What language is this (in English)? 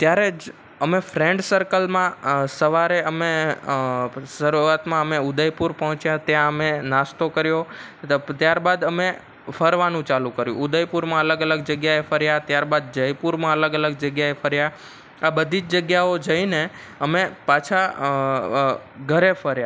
Gujarati